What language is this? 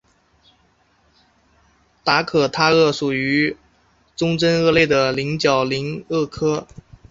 Chinese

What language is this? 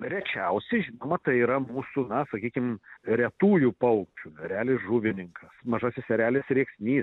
Lithuanian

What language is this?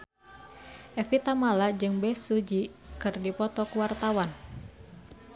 Sundanese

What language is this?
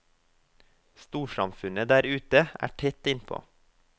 Norwegian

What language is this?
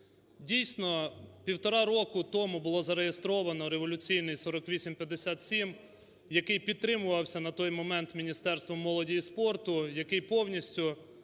Ukrainian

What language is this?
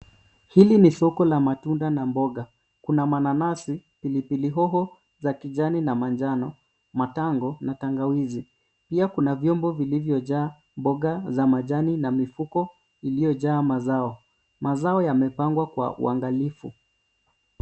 Swahili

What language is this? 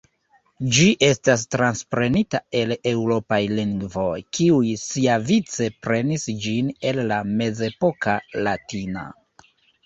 Esperanto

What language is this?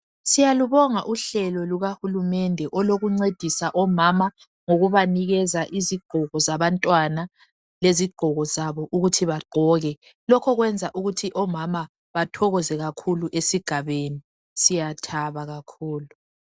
North Ndebele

